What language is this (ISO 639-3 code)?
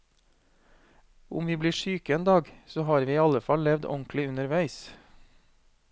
nor